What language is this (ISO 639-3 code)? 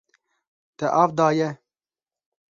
kur